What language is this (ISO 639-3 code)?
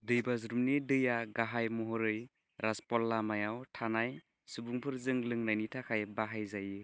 brx